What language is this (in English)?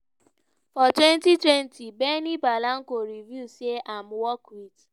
Nigerian Pidgin